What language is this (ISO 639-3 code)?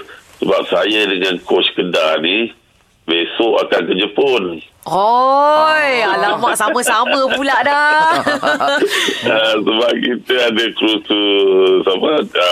msa